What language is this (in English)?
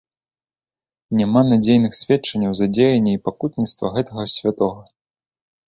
Belarusian